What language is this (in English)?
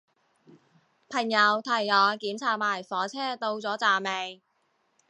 Cantonese